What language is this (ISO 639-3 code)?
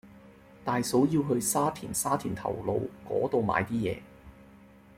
yue